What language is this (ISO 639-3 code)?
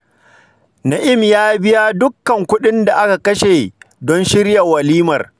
hau